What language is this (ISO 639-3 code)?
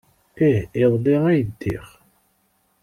kab